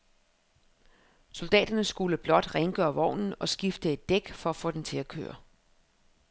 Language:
Danish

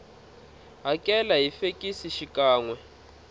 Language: Tsonga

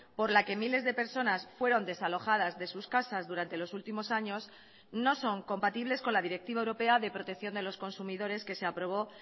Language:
Spanish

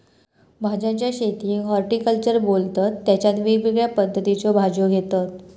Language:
Marathi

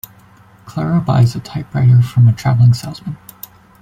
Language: English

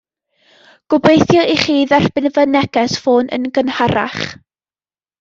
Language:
Welsh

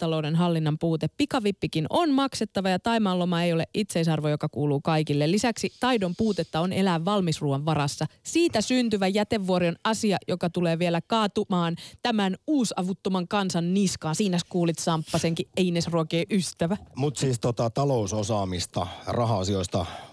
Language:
Finnish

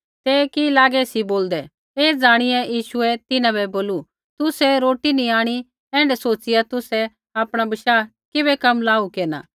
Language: Kullu Pahari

